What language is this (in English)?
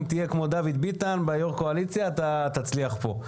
Hebrew